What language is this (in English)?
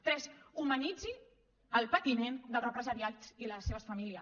Catalan